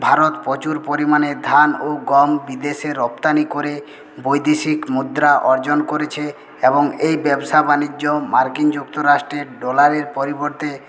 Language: Bangla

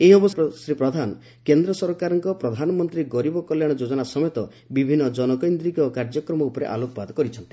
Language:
Odia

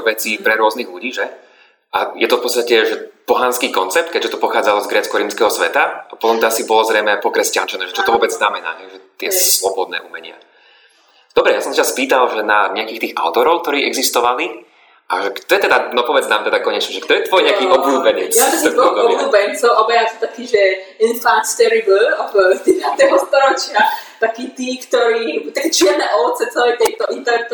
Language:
Slovak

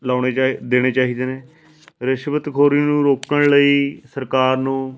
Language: Punjabi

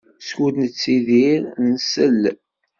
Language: Kabyle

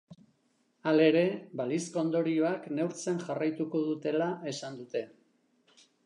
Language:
Basque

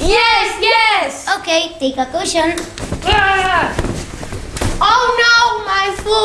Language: English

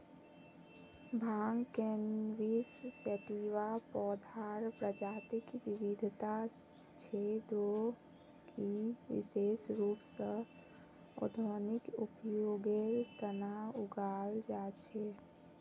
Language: Magahi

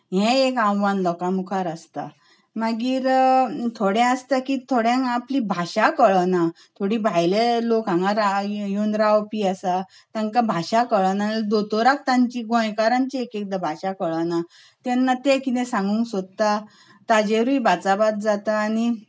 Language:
Konkani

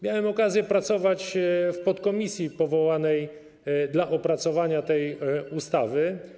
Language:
Polish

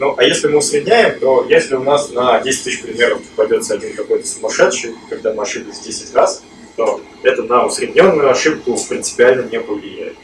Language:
Russian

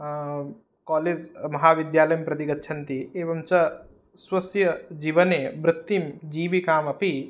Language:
Sanskrit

